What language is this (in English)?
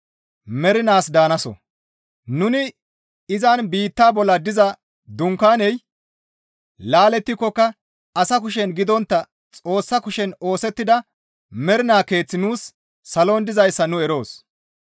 Gamo